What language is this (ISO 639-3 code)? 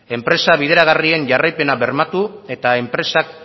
eus